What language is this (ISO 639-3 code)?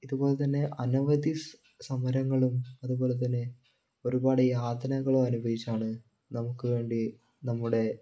mal